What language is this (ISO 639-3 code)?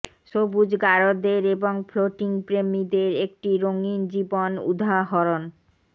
ben